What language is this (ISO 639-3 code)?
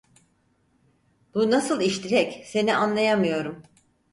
tur